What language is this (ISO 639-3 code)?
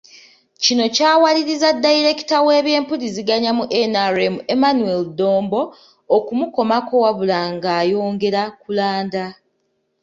lug